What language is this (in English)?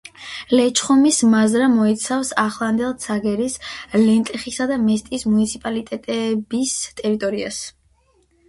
Georgian